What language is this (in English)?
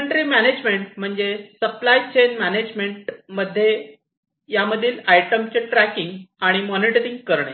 Marathi